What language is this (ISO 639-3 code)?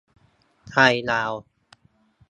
tha